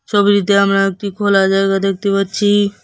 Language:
Bangla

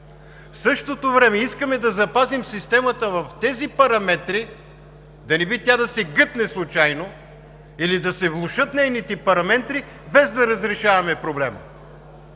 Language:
Bulgarian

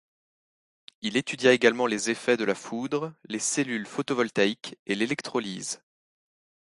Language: French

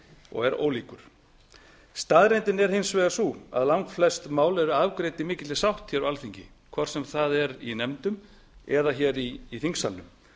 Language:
Icelandic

